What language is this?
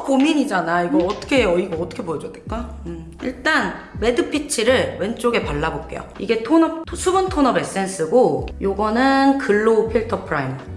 Korean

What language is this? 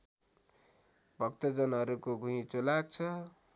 Nepali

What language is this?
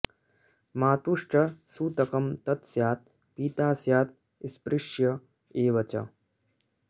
Sanskrit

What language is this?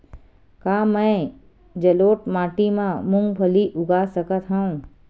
Chhattisgarhi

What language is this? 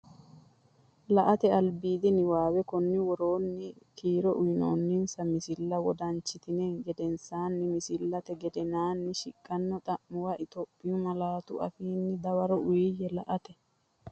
Sidamo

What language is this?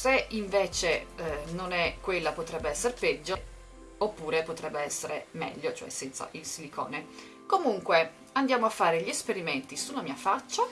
Italian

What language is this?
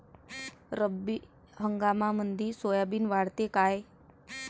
Marathi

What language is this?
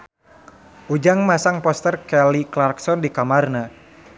Sundanese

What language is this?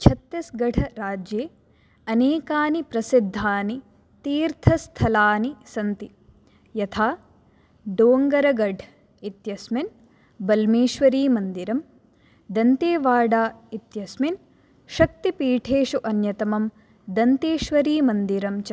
Sanskrit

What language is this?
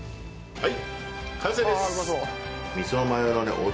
Japanese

